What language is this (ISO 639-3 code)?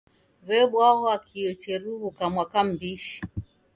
dav